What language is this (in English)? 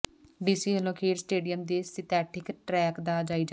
Punjabi